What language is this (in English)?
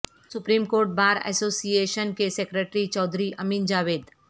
Urdu